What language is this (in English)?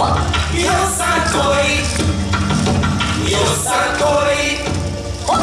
Japanese